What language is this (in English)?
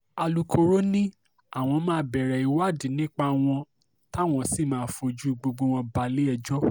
Yoruba